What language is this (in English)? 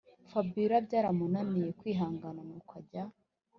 Kinyarwanda